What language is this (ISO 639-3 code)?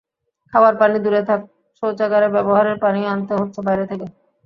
ben